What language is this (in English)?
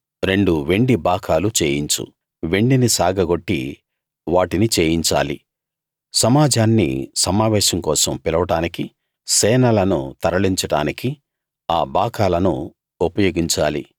Telugu